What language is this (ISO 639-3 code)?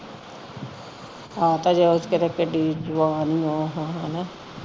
pan